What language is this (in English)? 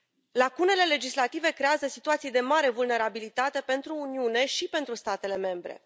Romanian